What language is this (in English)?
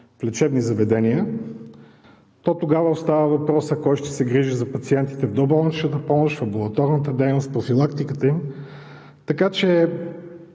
Bulgarian